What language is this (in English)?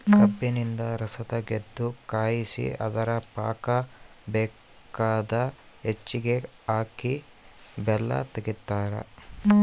Kannada